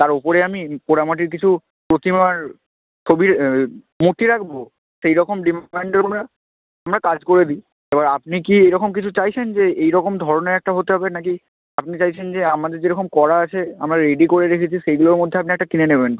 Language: Bangla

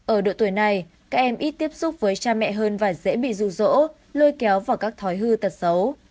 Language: Vietnamese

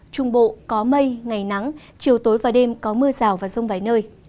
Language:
Vietnamese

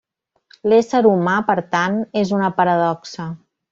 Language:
Catalan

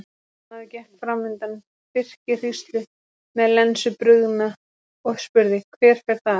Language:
Icelandic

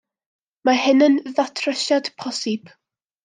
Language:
Welsh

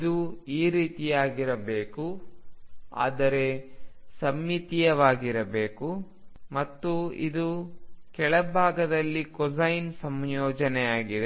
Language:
Kannada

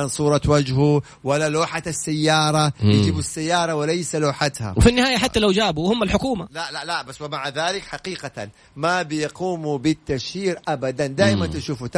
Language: Arabic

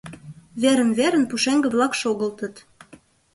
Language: Mari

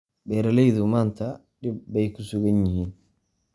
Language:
Somali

